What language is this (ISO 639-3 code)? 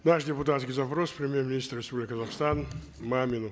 kaz